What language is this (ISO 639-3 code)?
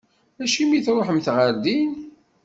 kab